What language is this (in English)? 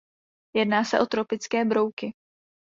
Czech